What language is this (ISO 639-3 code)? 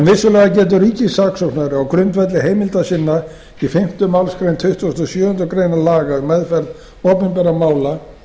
isl